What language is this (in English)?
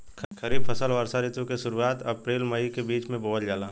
Bhojpuri